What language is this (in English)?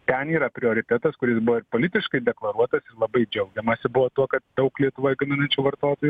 Lithuanian